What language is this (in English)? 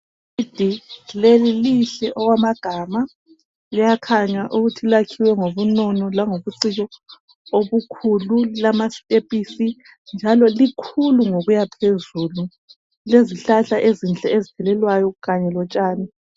North Ndebele